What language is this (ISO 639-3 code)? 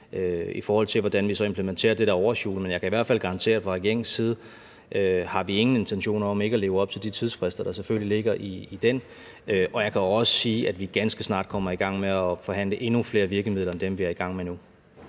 dan